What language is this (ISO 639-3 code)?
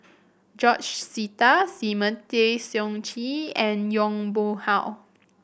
eng